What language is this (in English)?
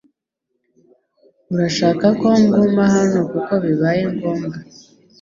Kinyarwanda